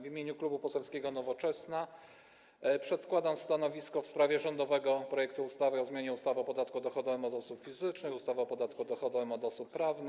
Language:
Polish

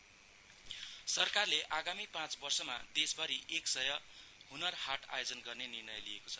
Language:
Nepali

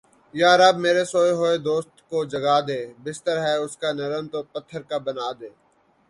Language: Urdu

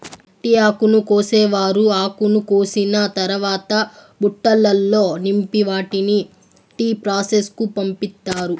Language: Telugu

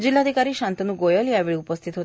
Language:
Marathi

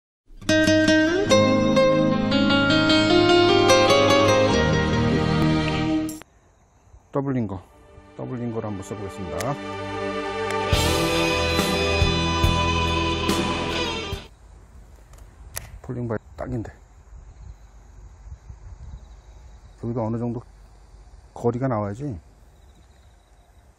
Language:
Korean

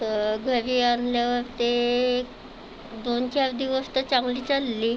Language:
Marathi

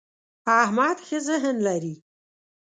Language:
Pashto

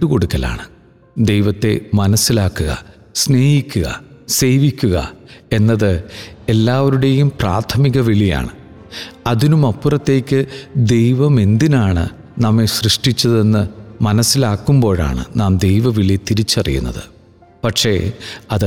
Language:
Malayalam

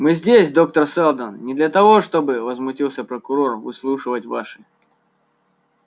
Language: Russian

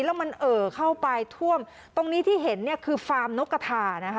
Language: Thai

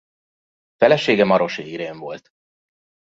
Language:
Hungarian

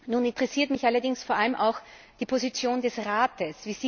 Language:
German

